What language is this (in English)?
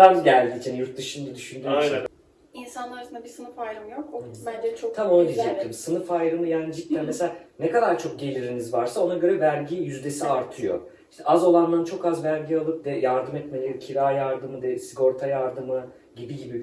Turkish